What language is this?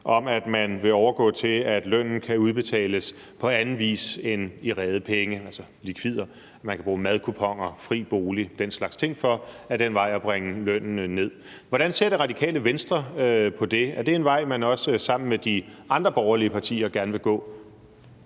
Danish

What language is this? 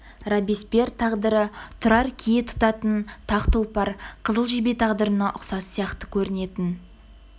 Kazakh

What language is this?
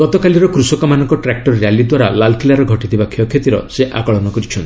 Odia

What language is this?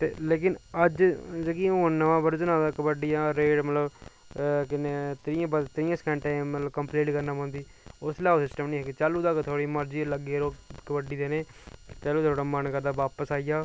Dogri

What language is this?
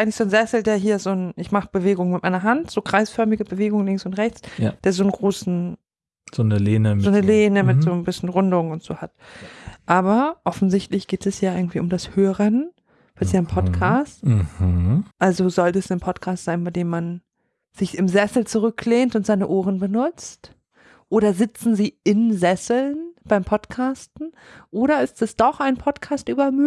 German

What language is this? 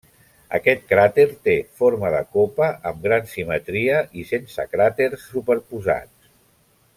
Catalan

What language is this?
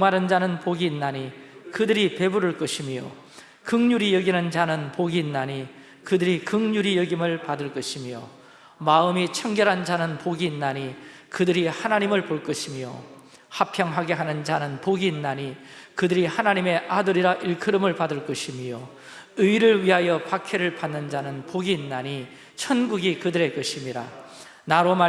Korean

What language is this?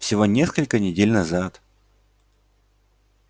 Russian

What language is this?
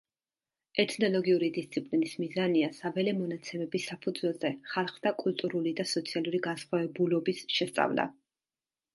Georgian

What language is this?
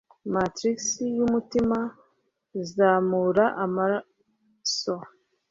Kinyarwanda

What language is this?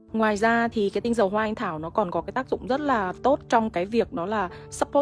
Vietnamese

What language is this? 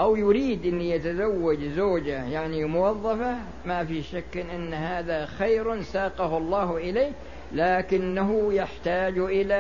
Arabic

